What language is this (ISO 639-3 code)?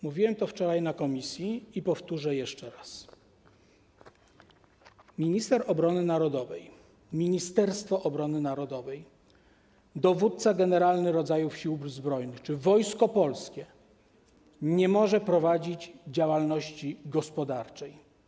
pol